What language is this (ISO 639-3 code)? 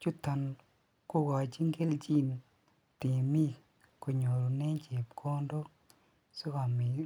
kln